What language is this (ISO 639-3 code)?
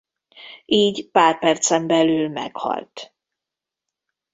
hun